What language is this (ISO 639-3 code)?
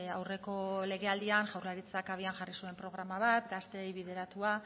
eus